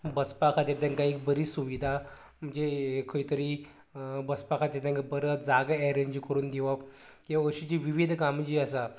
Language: Konkani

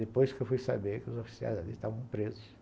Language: Portuguese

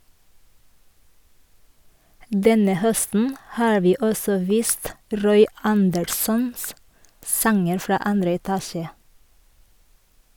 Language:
Norwegian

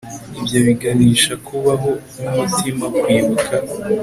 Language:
Kinyarwanda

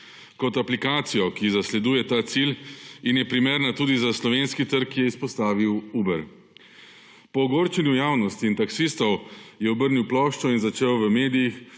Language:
Slovenian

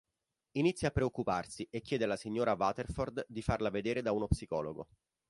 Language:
Italian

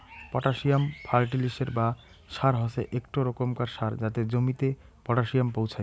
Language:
Bangla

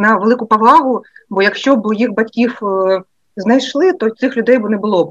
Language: Ukrainian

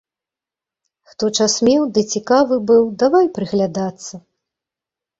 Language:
Belarusian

